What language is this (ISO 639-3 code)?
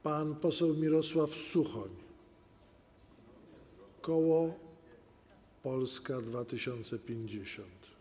pol